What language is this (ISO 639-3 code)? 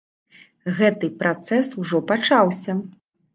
bel